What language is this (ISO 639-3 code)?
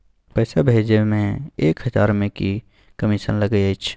mai